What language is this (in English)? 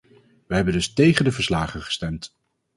Dutch